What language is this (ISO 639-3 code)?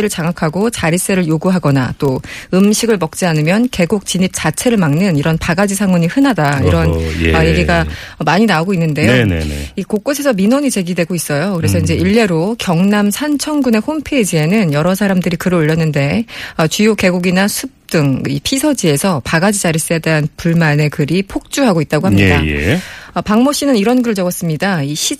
kor